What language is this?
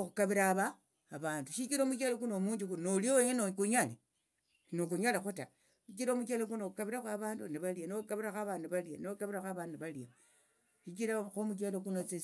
Tsotso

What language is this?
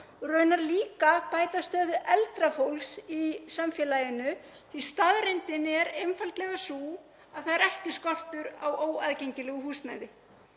Icelandic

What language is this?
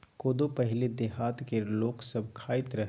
Maithili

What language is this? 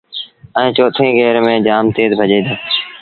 Sindhi Bhil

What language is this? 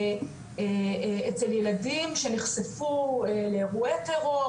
Hebrew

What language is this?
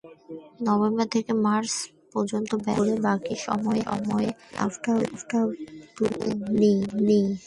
Bangla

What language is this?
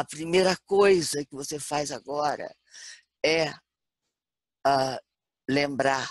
Portuguese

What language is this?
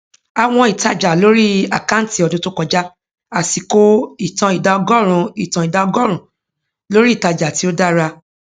Yoruba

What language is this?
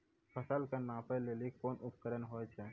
Maithili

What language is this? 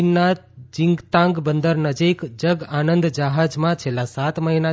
Gujarati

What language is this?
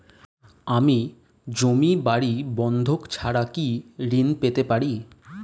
Bangla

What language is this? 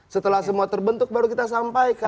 Indonesian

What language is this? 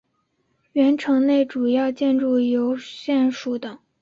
Chinese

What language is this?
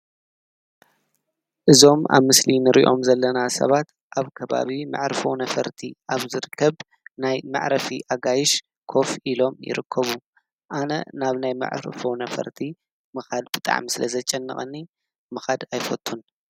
Tigrinya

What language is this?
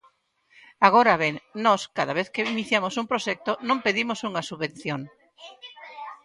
Galician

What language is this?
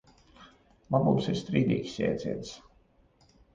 Latvian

